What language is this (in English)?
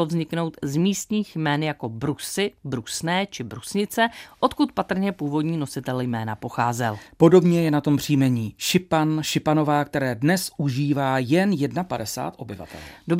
Czech